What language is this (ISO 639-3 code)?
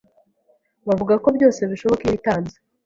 kin